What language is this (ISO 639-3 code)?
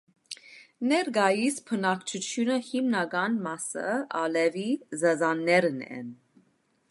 hye